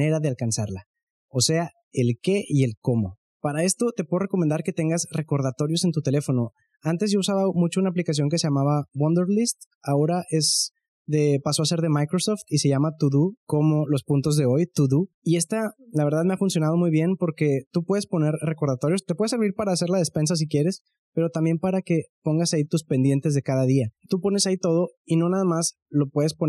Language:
Spanish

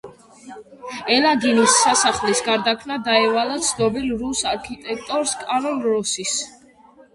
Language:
Georgian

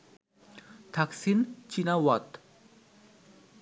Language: Bangla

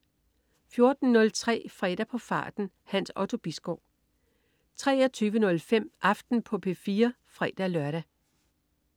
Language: Danish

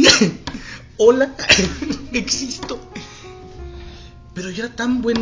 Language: Spanish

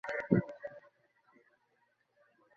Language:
Bangla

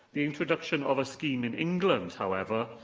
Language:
English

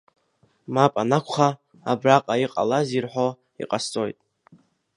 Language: Abkhazian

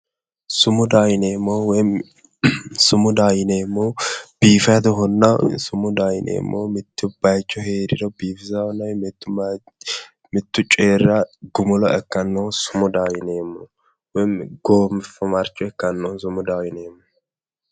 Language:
Sidamo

